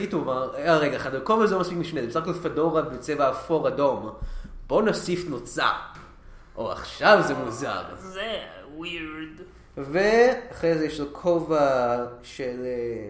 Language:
Hebrew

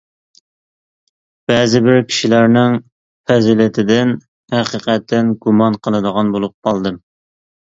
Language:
Uyghur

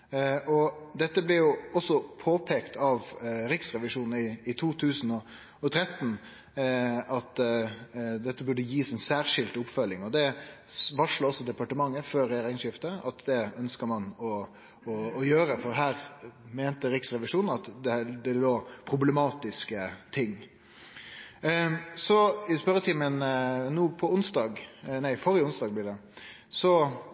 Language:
Norwegian Nynorsk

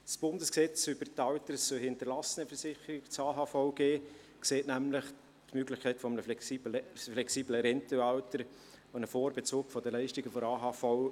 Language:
Swiss German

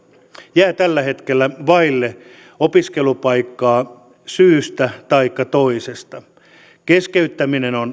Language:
Finnish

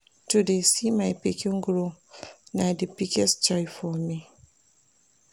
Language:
Nigerian Pidgin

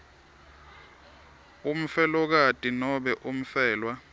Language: Swati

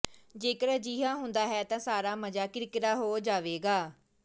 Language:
Punjabi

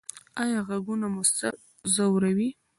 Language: Pashto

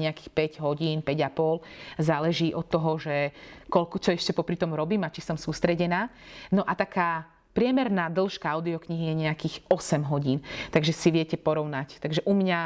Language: Slovak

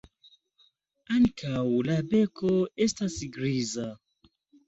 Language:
Esperanto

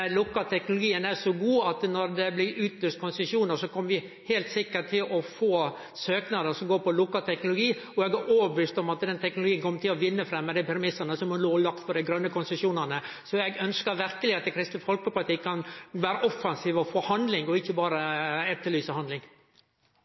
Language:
Norwegian Nynorsk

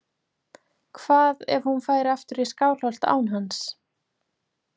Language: Icelandic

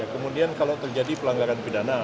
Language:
Indonesian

